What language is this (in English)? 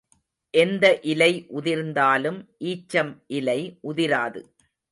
Tamil